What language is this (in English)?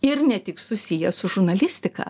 Lithuanian